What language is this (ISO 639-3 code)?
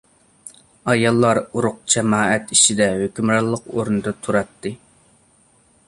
uig